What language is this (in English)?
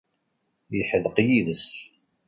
Kabyle